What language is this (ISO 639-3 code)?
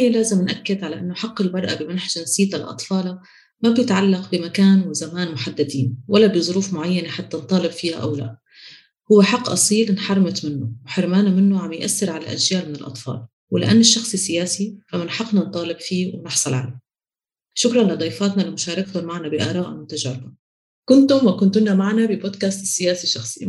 ara